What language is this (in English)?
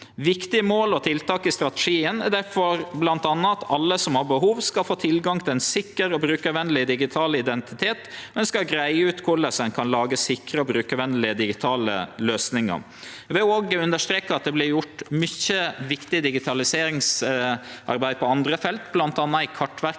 Norwegian